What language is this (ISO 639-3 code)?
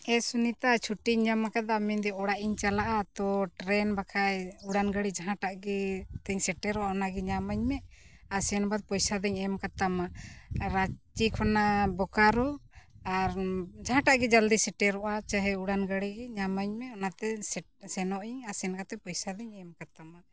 sat